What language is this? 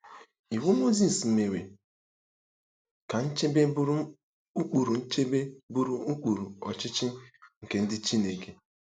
Igbo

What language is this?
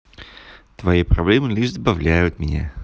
Russian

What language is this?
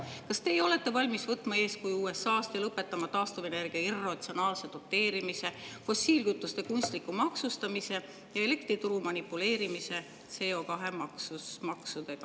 Estonian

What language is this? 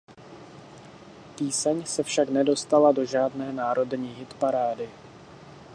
Czech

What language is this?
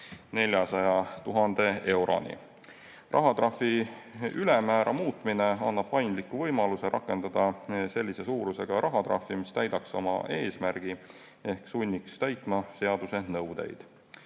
Estonian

